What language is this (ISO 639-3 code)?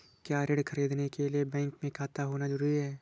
hin